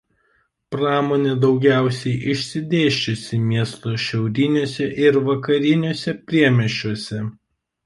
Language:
Lithuanian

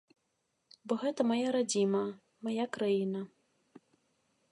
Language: Belarusian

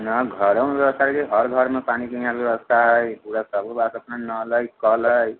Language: Maithili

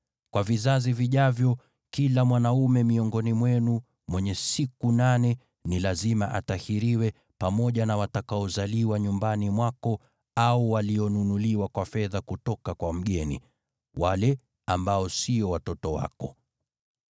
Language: Swahili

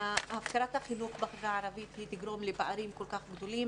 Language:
Hebrew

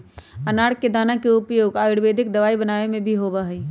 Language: Magahi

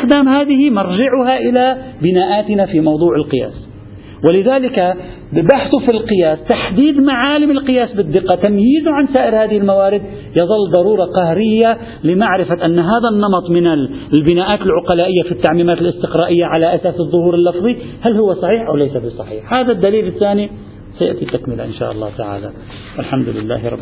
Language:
Arabic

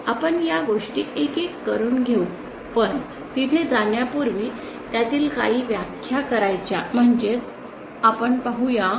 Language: Marathi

